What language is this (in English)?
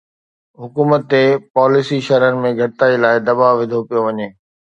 Sindhi